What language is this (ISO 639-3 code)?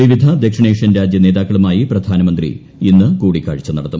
mal